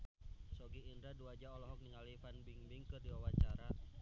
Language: Sundanese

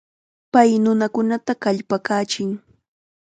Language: Chiquián Ancash Quechua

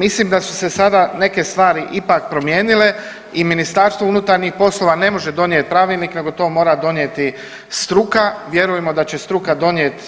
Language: Croatian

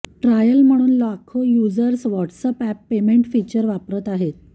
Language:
Marathi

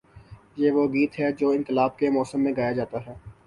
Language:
Urdu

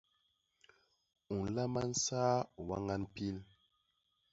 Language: Basaa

